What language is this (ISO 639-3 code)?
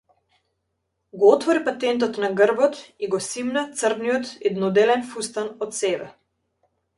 mkd